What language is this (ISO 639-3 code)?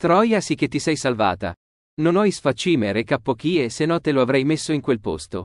ita